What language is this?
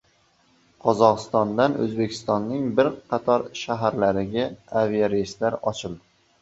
Uzbek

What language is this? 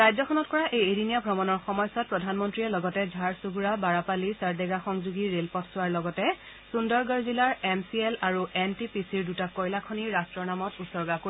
Assamese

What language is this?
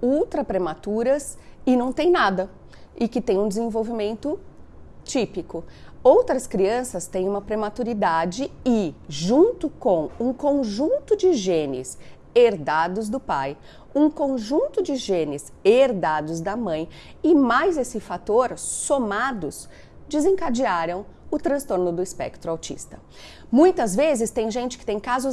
Portuguese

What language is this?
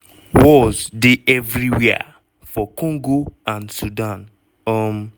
Nigerian Pidgin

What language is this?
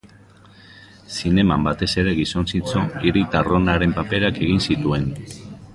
Basque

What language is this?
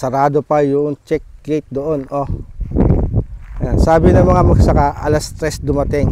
Filipino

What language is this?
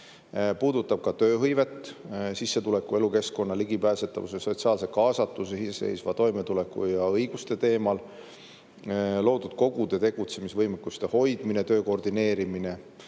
Estonian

